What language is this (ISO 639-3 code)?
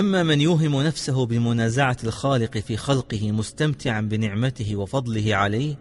ara